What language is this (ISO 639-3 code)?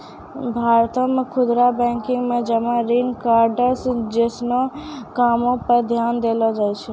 mai